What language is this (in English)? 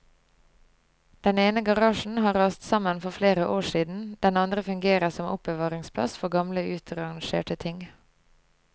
Norwegian